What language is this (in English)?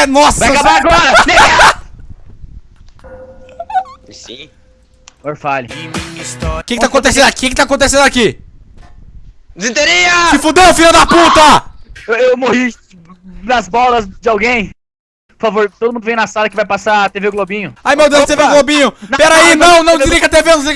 Portuguese